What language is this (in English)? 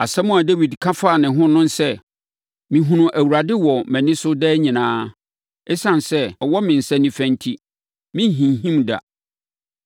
Akan